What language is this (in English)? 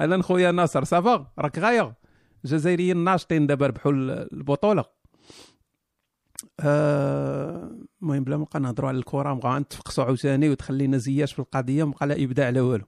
Arabic